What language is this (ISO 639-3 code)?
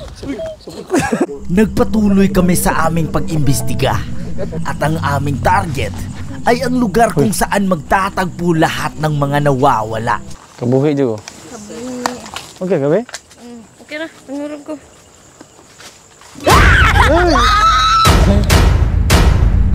fil